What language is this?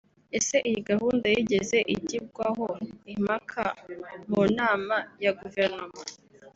Kinyarwanda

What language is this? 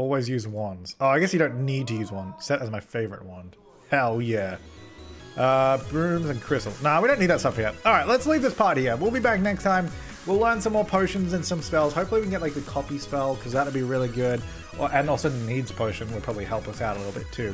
English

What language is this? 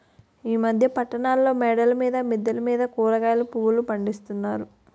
Telugu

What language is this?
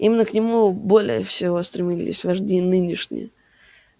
Russian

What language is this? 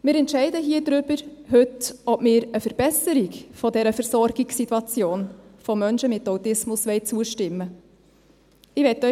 Swiss German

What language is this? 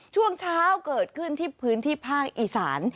Thai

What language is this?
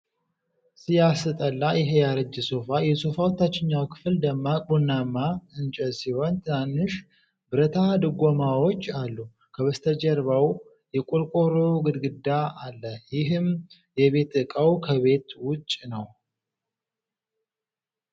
Amharic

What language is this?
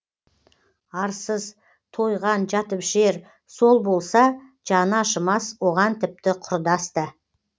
Kazakh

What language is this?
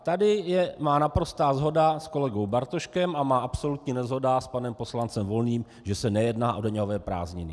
Czech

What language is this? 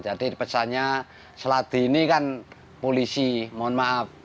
Indonesian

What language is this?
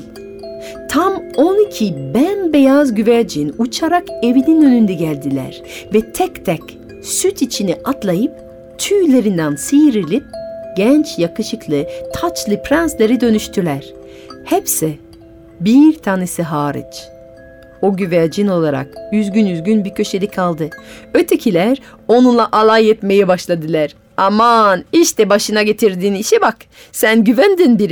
Turkish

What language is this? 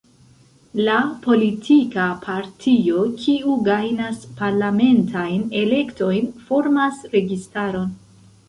Esperanto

